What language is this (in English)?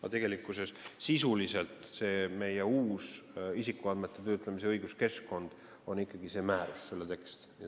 Estonian